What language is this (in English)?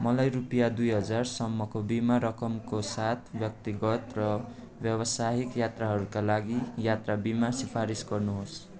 Nepali